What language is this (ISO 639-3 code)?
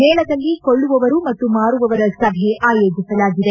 kan